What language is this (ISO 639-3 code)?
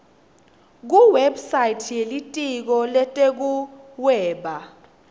ssw